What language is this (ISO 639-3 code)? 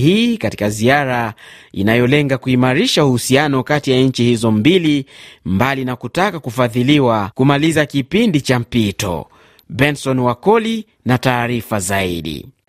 swa